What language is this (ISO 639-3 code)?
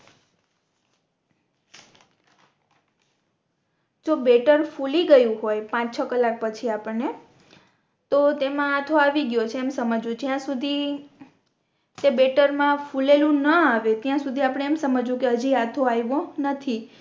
guj